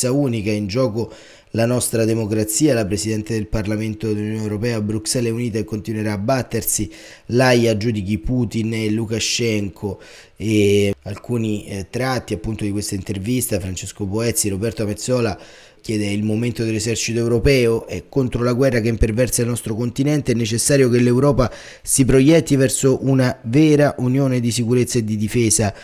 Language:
Italian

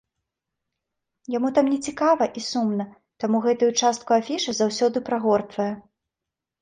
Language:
Belarusian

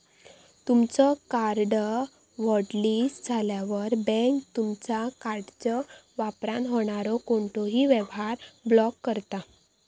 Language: Marathi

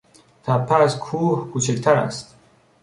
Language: Persian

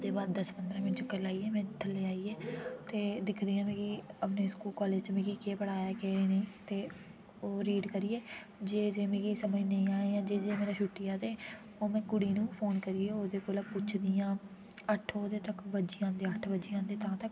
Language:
Dogri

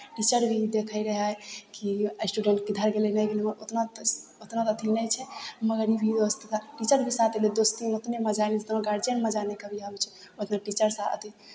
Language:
Maithili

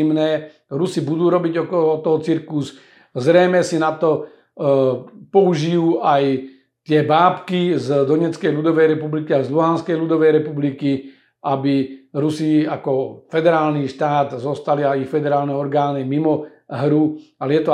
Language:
Slovak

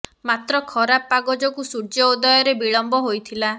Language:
Odia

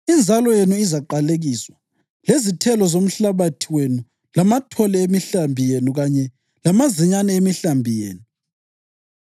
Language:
North Ndebele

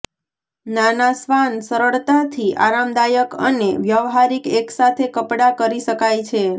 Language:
Gujarati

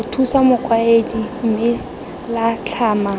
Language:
Tswana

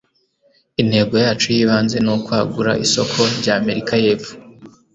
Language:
Kinyarwanda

